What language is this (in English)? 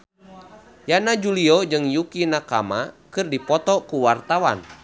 Sundanese